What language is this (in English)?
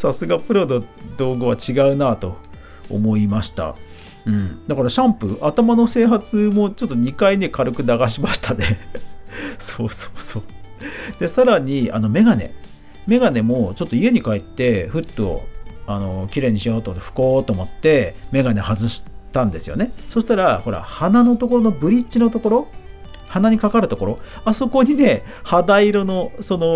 Japanese